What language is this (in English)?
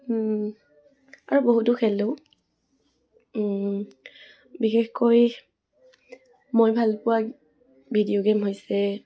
Assamese